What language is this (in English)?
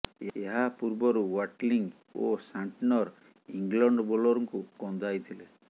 Odia